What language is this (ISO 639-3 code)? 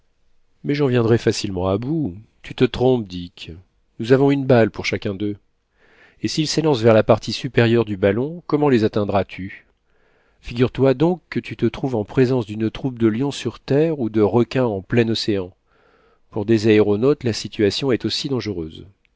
fra